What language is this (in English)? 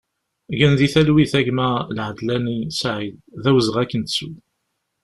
Kabyle